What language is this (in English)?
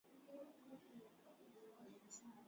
Swahili